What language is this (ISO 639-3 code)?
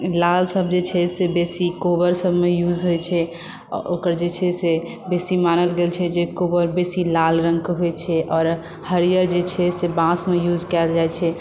mai